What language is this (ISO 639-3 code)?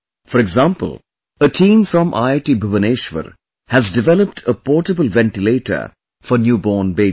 eng